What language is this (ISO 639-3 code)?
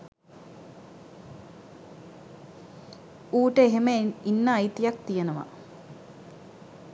sin